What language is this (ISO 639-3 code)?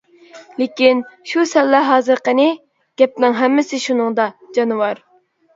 uig